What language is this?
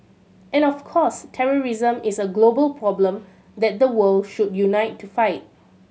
English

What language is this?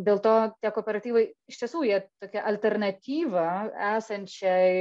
Lithuanian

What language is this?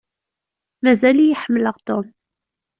Kabyle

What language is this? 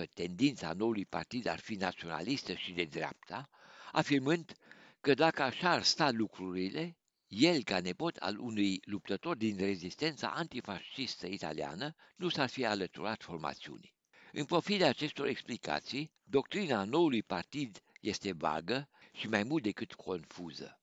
Romanian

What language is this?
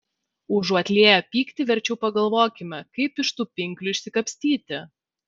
Lithuanian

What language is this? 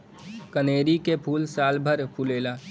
Bhojpuri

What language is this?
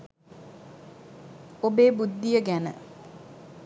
Sinhala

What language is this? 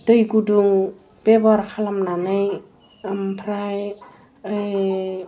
Bodo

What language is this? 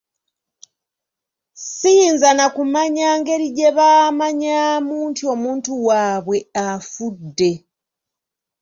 Ganda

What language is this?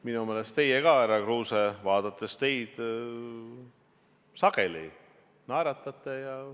Estonian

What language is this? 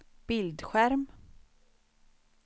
Swedish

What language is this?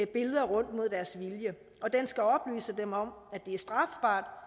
Danish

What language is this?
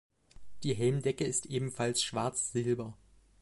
German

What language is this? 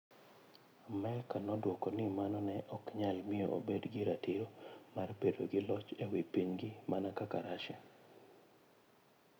Luo (Kenya and Tanzania)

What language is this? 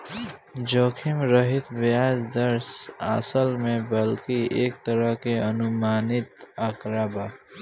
Bhojpuri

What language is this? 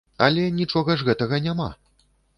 Belarusian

